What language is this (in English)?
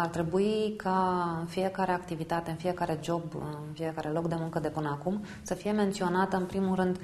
Romanian